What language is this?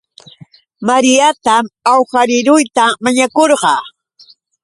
Yauyos Quechua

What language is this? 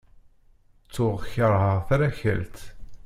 Kabyle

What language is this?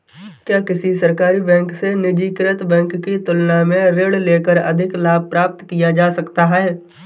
Hindi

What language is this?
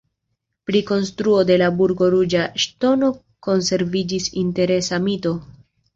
Esperanto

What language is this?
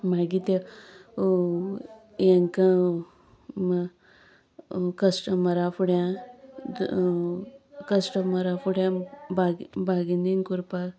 Konkani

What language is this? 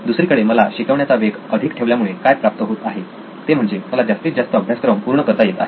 Marathi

